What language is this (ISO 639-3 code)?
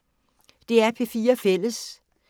dan